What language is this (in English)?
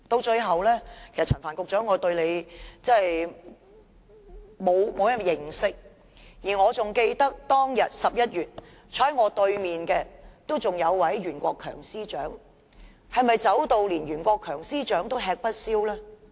Cantonese